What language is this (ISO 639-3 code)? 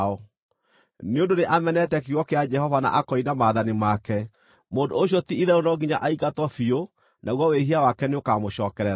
kik